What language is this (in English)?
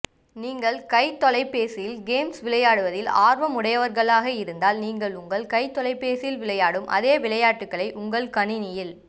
Tamil